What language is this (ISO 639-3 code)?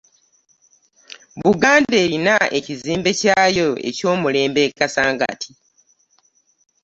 lug